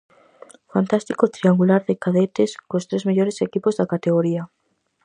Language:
Galician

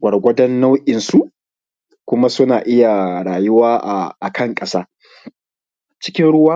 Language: Hausa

